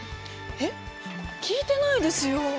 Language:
Japanese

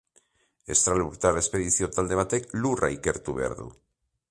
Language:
Basque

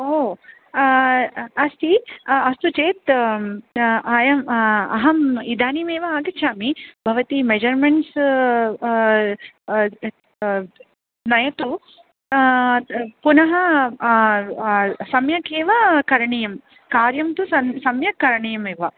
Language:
Sanskrit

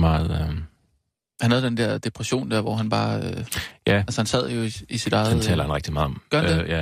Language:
Danish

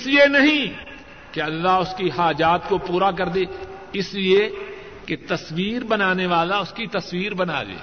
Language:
Urdu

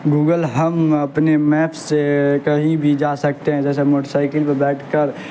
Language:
Urdu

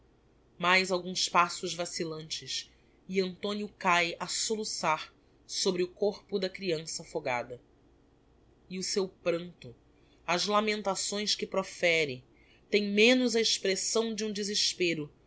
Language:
Portuguese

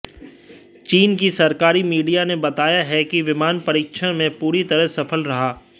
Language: Hindi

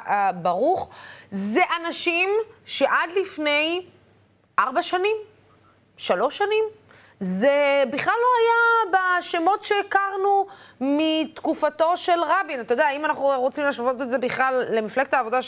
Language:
Hebrew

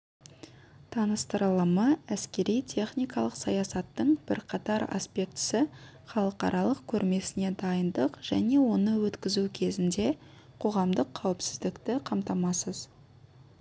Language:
Kazakh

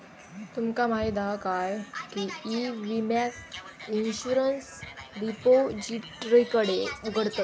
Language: Marathi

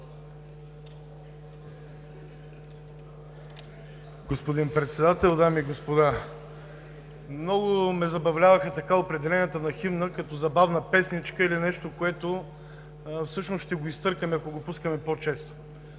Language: Bulgarian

